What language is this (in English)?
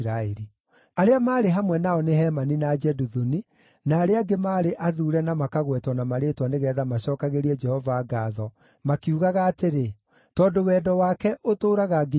Kikuyu